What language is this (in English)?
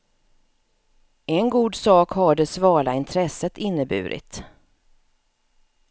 Swedish